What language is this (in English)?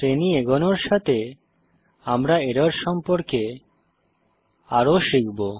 Bangla